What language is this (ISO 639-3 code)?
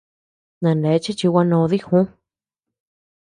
cux